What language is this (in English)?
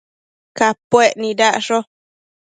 Matsés